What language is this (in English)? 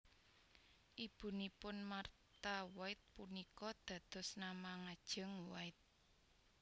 Javanese